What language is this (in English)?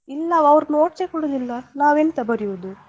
Kannada